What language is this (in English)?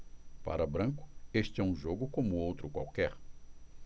Portuguese